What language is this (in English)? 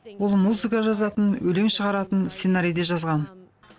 Kazakh